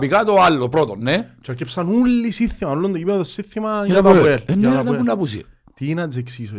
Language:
Greek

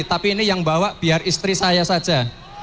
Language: Indonesian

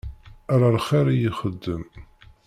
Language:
Kabyle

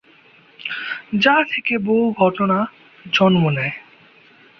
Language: Bangla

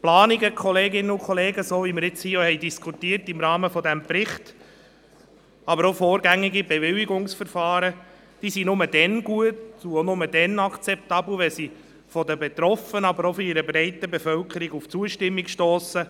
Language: Swiss German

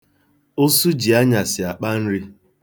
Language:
Igbo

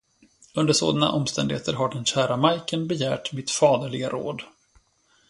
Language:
Swedish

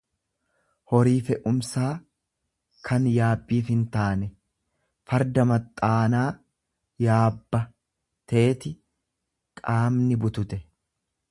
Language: Oromo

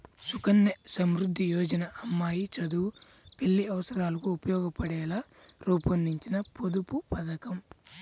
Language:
Telugu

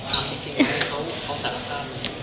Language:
Thai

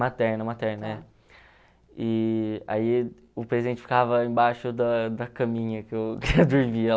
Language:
Portuguese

